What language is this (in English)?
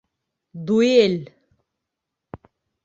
Bashkir